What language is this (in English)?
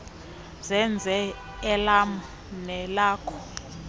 Xhosa